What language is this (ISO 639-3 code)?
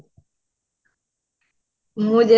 ori